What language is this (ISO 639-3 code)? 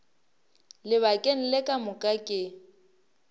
nso